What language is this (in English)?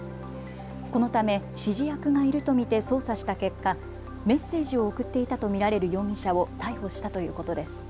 Japanese